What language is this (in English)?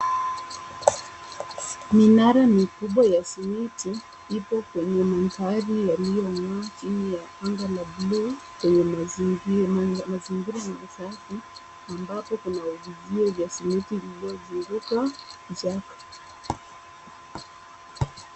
Swahili